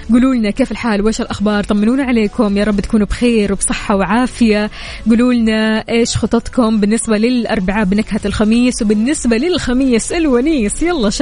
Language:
Arabic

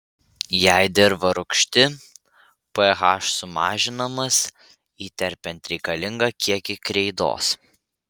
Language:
Lithuanian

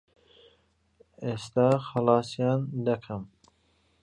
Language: Central Kurdish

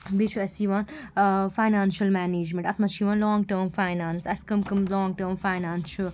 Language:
Kashmiri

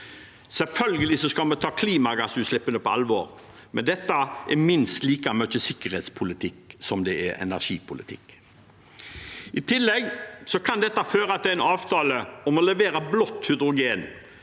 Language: Norwegian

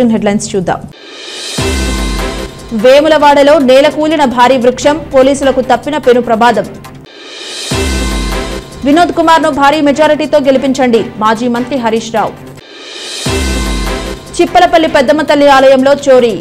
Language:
Telugu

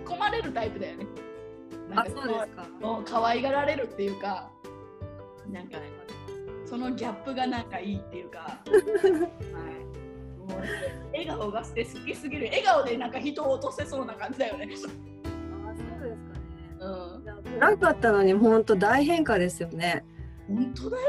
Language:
Japanese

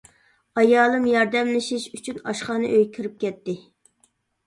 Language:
Uyghur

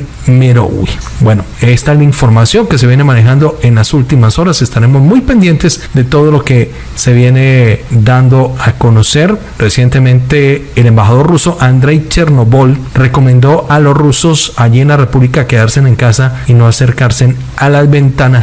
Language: Spanish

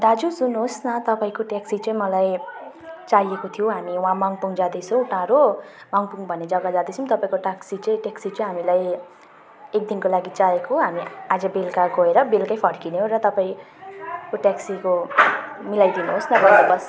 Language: Nepali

